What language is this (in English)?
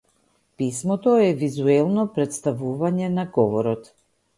Macedonian